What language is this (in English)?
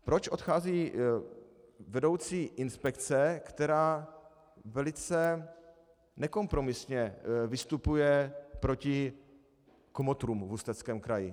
Czech